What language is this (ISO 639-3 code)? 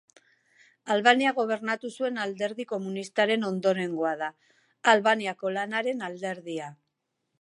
eus